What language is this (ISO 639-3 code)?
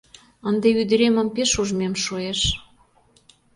chm